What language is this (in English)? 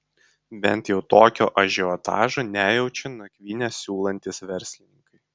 Lithuanian